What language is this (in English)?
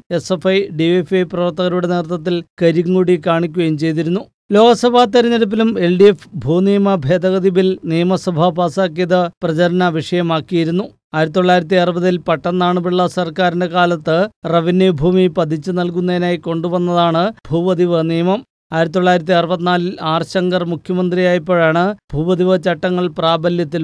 Malayalam